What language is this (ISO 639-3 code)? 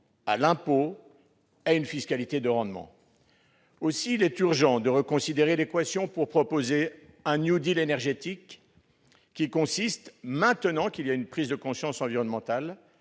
fra